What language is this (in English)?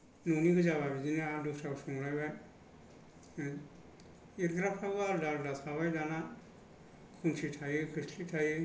Bodo